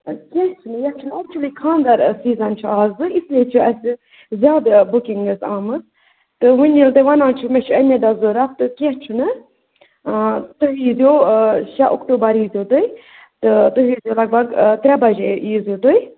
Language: Kashmiri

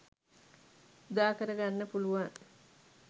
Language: Sinhala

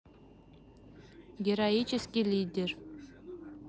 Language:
Russian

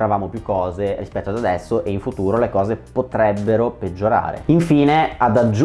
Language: Italian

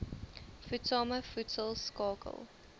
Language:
Afrikaans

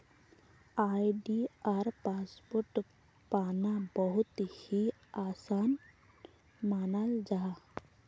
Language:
Magahi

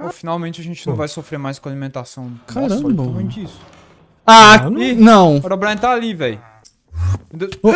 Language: Portuguese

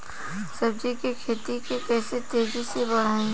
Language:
Bhojpuri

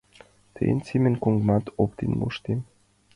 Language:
Mari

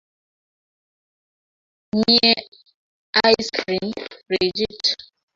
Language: Kalenjin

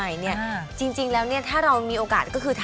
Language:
Thai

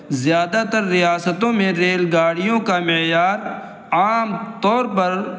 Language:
Urdu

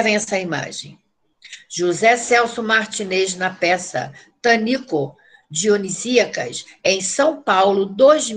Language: Portuguese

